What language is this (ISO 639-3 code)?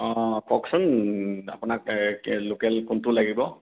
asm